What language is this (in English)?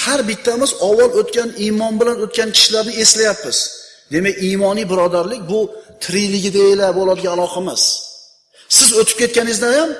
Uzbek